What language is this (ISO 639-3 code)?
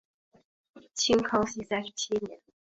zho